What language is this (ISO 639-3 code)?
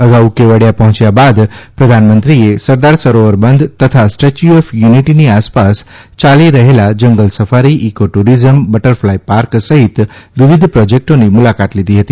guj